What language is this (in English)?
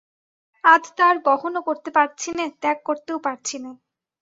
Bangla